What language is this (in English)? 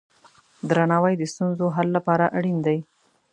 Pashto